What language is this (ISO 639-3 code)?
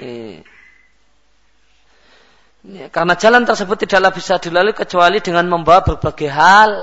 msa